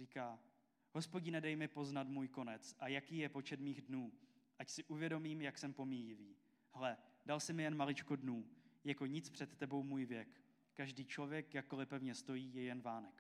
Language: Czech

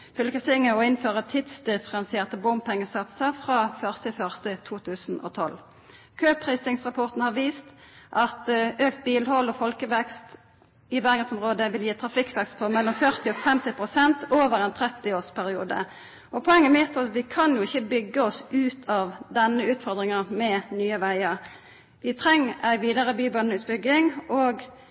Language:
Norwegian Nynorsk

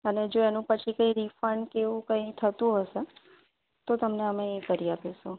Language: Gujarati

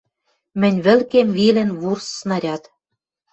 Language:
Western Mari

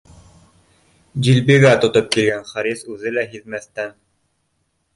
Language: Bashkir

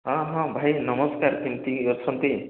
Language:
Odia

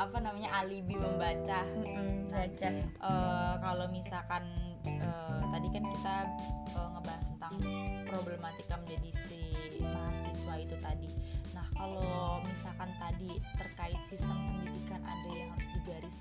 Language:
Indonesian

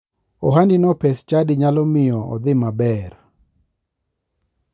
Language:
Luo (Kenya and Tanzania)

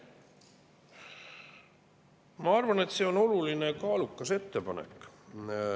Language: Estonian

